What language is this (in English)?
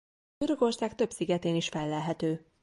Hungarian